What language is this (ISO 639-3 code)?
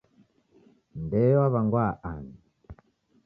dav